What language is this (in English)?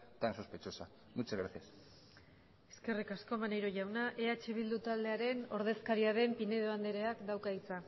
Basque